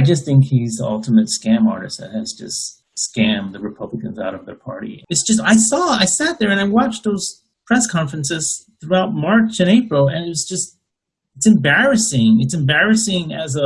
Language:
English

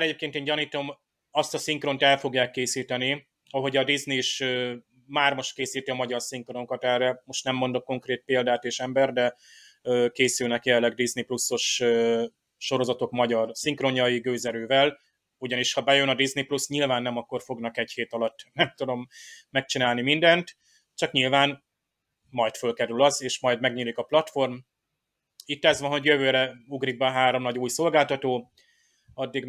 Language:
Hungarian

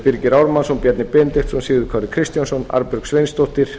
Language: Icelandic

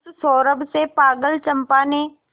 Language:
Hindi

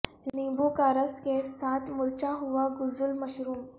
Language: Urdu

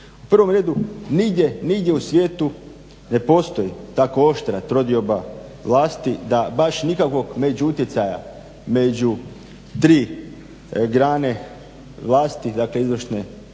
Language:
Croatian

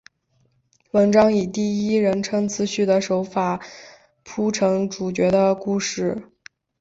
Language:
Chinese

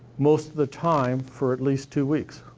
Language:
English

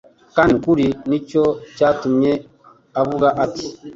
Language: Kinyarwanda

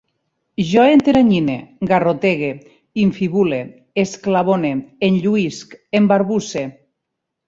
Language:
Catalan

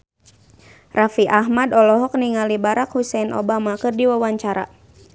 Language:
Sundanese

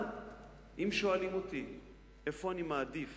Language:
Hebrew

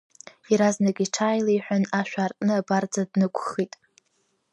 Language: Abkhazian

